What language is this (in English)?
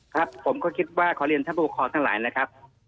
Thai